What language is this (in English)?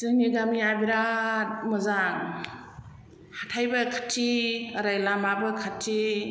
Bodo